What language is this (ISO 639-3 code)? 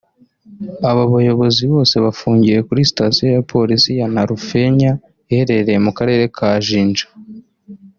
kin